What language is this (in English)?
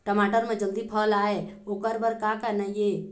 Chhattisgarhi